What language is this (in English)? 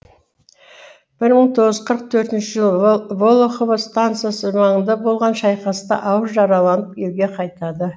Kazakh